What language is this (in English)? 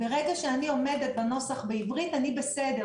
Hebrew